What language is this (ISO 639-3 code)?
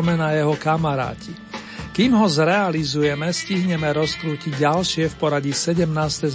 slk